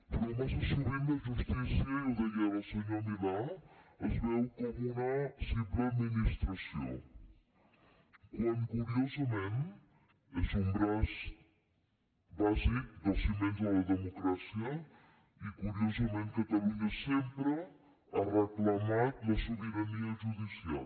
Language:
Catalan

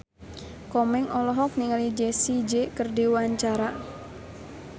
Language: Sundanese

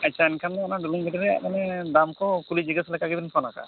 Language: Santali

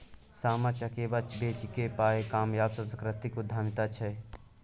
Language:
Maithili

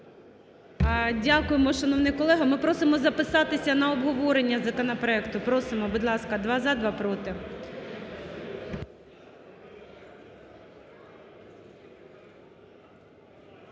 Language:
Ukrainian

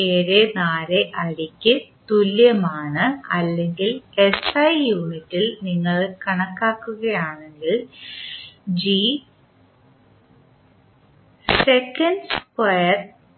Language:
Malayalam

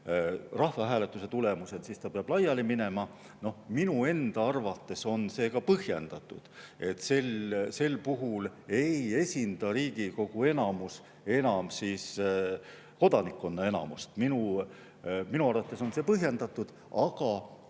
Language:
Estonian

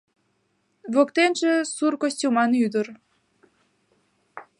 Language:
Mari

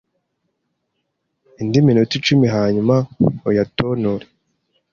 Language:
Kinyarwanda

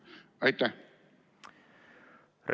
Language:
Estonian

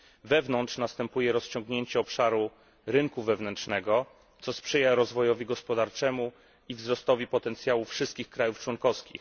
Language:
Polish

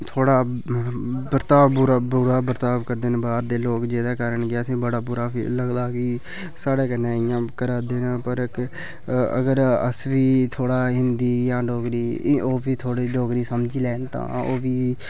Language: Dogri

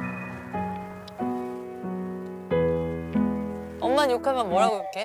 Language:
Korean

